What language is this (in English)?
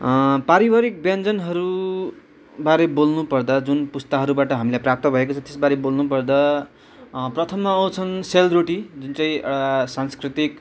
Nepali